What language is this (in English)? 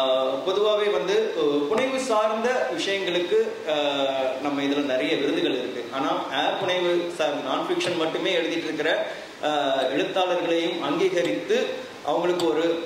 Tamil